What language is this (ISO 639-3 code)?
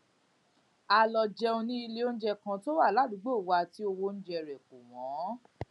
yor